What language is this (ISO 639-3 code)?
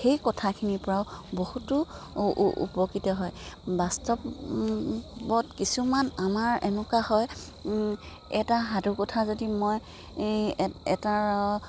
asm